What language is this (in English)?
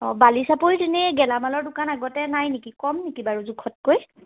Assamese